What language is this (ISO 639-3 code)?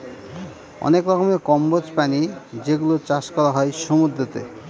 ben